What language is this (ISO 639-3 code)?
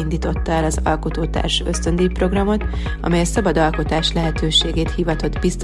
hun